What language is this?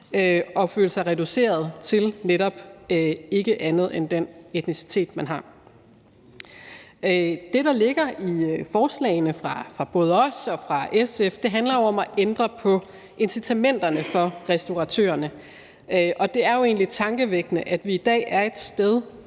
Danish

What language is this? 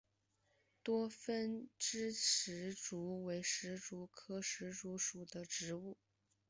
Chinese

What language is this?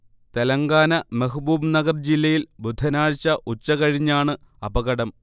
Malayalam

